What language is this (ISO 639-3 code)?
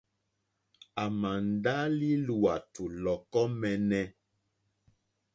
bri